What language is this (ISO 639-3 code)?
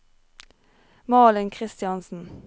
nor